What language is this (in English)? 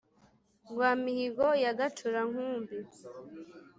Kinyarwanda